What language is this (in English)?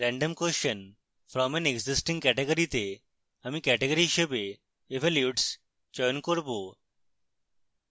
Bangla